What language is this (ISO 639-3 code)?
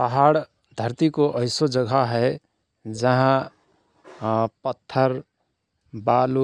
thr